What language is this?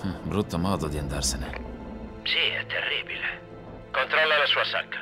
Italian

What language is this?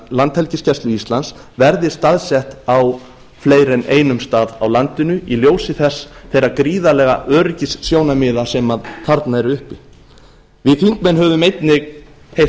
Icelandic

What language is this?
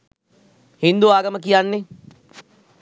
Sinhala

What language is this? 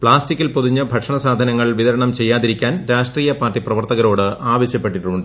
Malayalam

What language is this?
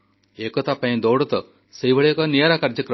Odia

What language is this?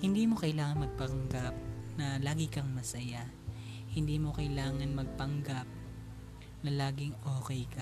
Filipino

